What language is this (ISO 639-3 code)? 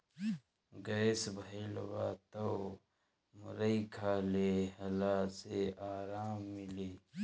bho